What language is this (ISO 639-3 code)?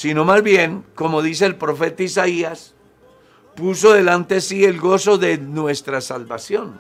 spa